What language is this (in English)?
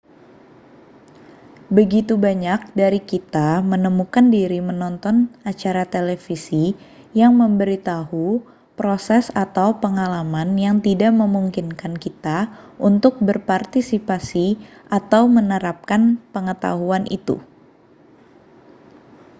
Indonesian